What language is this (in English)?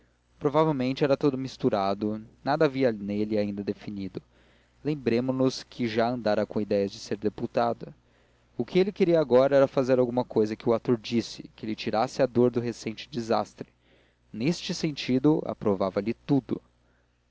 Portuguese